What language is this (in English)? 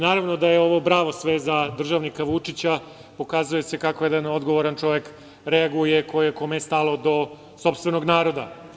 Serbian